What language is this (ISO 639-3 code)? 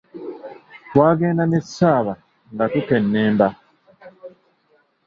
lug